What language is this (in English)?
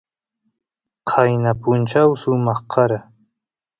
Santiago del Estero Quichua